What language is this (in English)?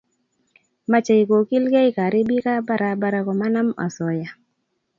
Kalenjin